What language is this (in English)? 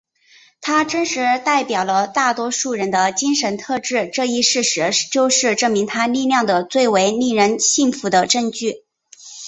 Chinese